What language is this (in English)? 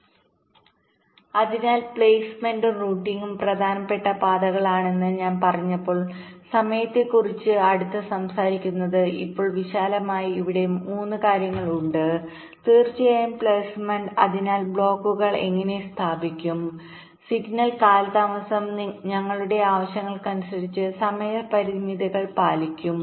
Malayalam